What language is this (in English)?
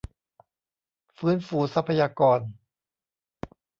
Thai